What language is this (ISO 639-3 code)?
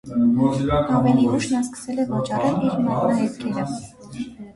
hye